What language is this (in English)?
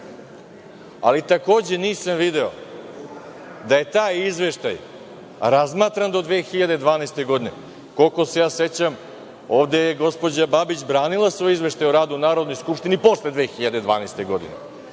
Serbian